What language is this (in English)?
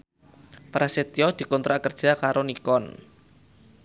Javanese